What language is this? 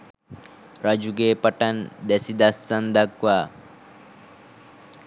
Sinhala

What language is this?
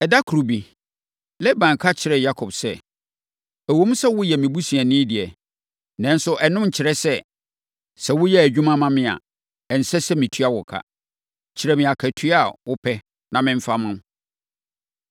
Akan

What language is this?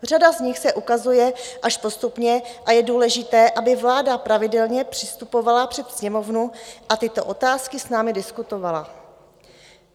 Czech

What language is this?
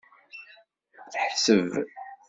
Kabyle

